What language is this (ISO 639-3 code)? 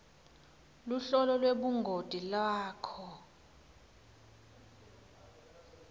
ssw